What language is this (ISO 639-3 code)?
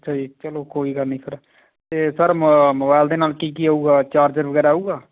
pan